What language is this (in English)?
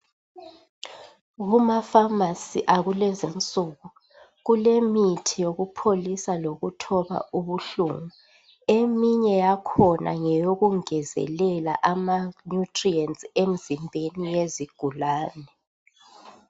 North Ndebele